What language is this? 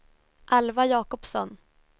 Swedish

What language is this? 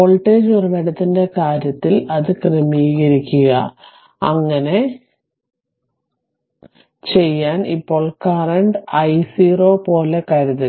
Malayalam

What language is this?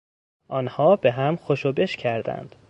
Persian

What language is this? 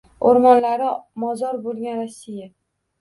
Uzbek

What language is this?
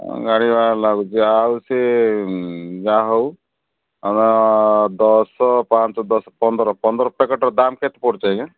Odia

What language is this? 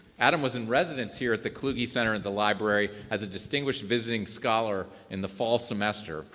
English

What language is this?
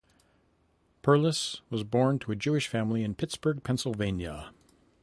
English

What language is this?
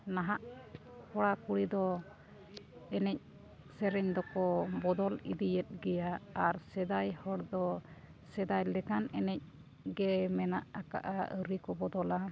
Santali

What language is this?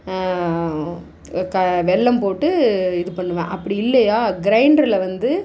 Tamil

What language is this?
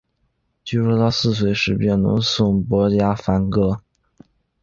Chinese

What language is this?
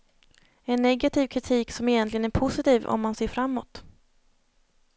Swedish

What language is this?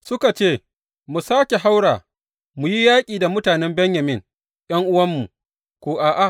Hausa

